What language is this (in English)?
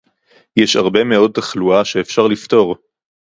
Hebrew